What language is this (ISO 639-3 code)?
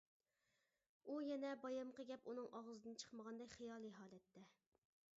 uig